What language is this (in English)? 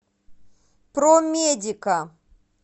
Russian